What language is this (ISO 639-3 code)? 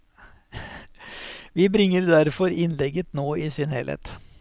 nor